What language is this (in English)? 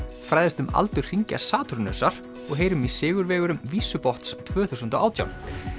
Icelandic